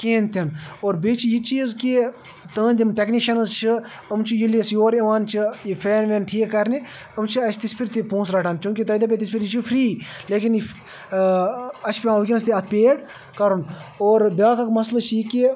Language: Kashmiri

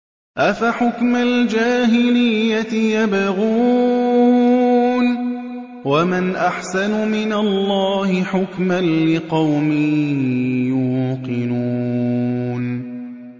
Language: Arabic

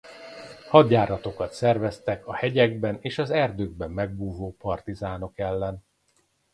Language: Hungarian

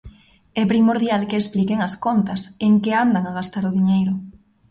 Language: Galician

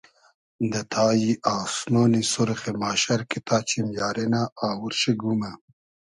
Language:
Hazaragi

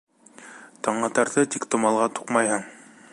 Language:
Bashkir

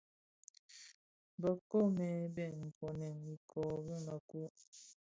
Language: Bafia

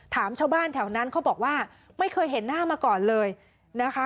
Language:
Thai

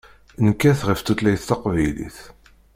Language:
Kabyle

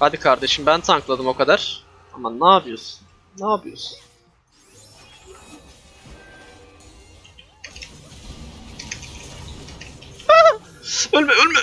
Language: Turkish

